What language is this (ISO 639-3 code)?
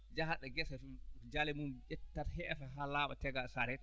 ful